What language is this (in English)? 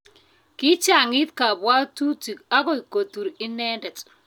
Kalenjin